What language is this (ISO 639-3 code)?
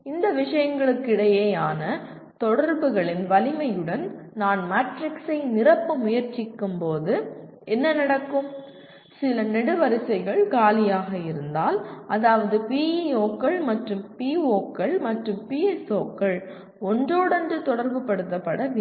tam